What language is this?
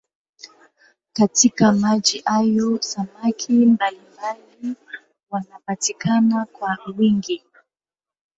Swahili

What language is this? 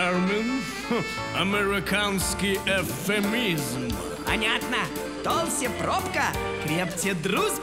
Russian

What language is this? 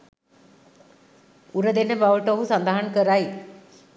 Sinhala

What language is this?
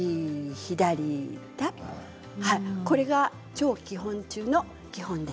Japanese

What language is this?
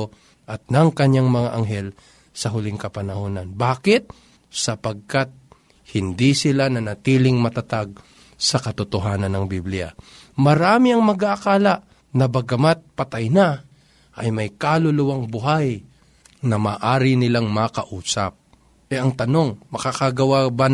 Filipino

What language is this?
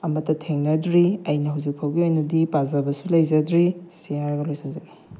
Manipuri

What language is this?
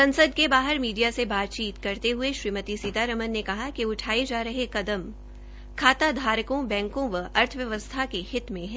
Hindi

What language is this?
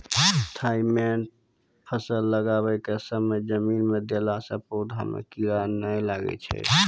Maithili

